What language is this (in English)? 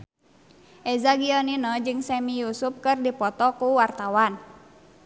Sundanese